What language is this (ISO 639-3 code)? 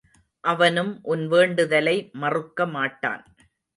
tam